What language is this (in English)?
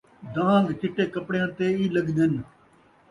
Saraiki